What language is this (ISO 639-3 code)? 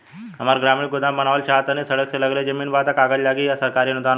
bho